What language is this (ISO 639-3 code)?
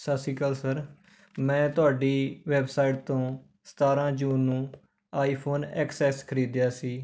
pan